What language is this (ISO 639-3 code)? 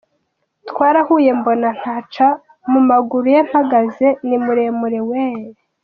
kin